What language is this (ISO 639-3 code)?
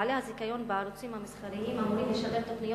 heb